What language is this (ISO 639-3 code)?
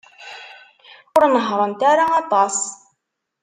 kab